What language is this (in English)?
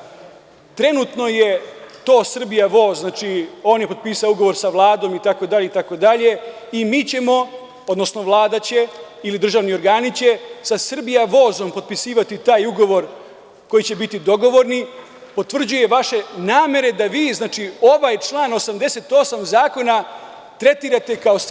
Serbian